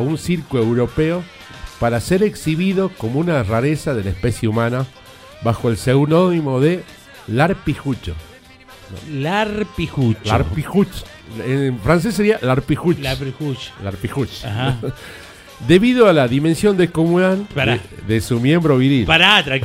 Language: Spanish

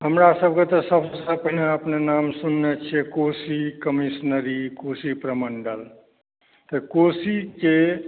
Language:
Maithili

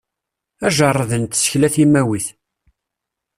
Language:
Kabyle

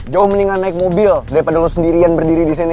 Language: Indonesian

